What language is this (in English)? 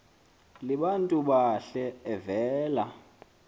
Xhosa